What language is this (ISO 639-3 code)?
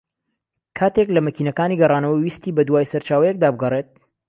ckb